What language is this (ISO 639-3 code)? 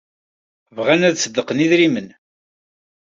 kab